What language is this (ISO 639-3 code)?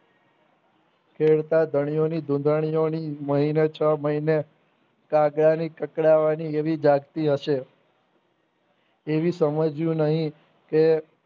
guj